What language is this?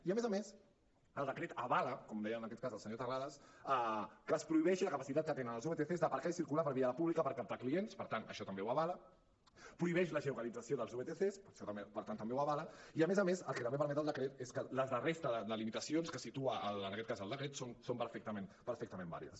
Catalan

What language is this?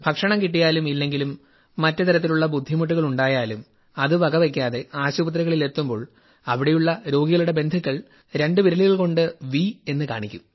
Malayalam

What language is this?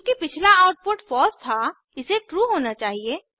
Hindi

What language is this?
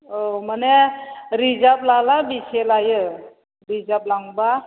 Bodo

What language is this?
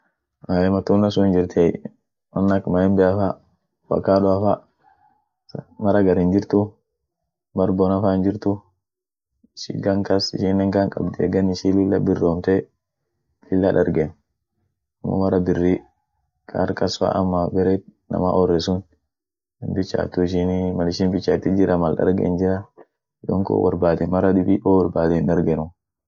Orma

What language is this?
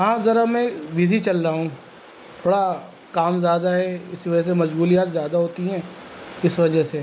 Urdu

